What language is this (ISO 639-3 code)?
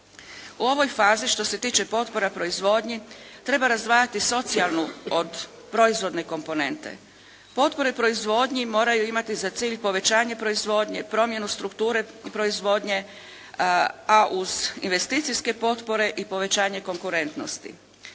hrv